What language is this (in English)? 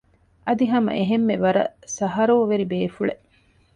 Divehi